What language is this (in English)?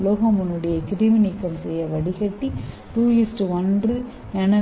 Tamil